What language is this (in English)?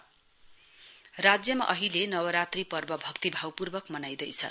Nepali